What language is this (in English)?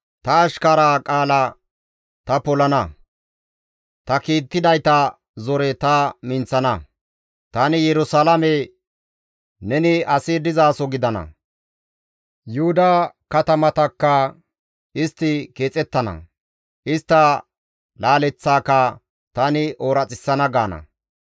Gamo